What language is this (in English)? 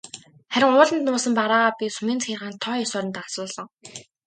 Mongolian